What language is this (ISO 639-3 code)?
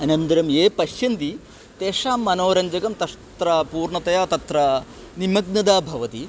san